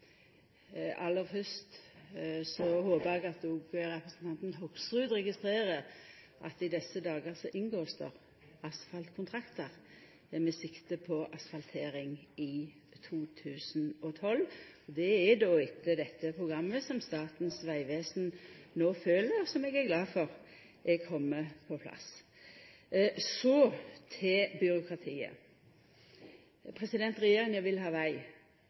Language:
Norwegian Nynorsk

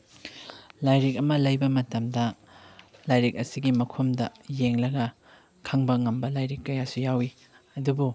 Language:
Manipuri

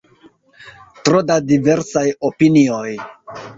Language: Esperanto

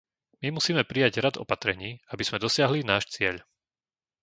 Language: Slovak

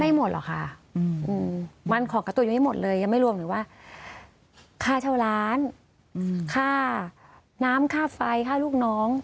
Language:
Thai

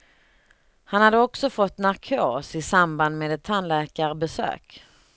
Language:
Swedish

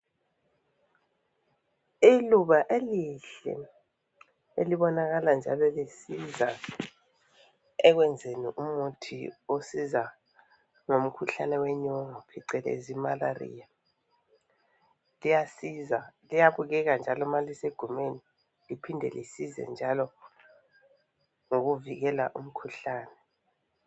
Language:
North Ndebele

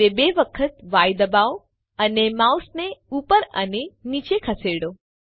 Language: Gujarati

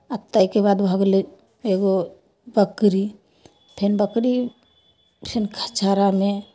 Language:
Maithili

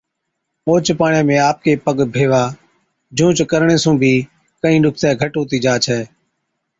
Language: Od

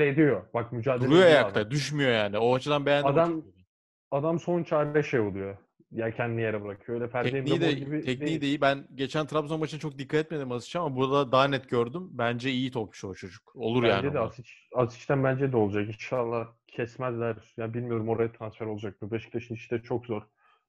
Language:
Turkish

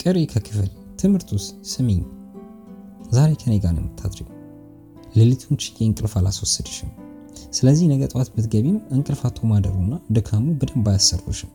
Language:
Amharic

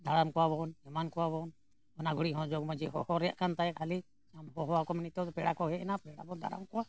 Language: Santali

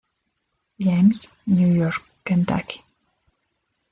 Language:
Spanish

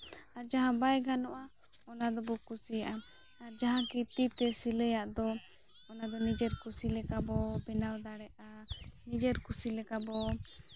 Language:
Santali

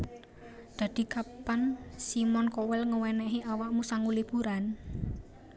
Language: Javanese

